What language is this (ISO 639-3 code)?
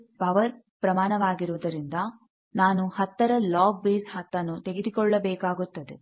kan